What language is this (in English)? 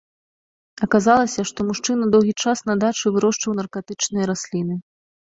Belarusian